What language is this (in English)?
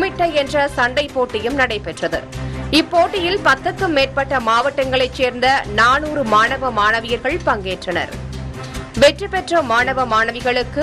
Romanian